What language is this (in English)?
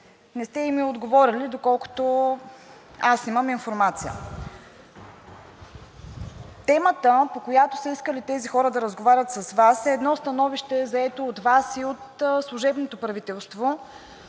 Bulgarian